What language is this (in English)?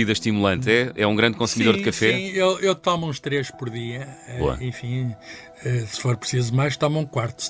Portuguese